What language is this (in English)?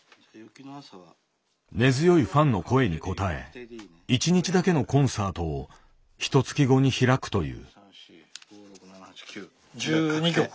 Japanese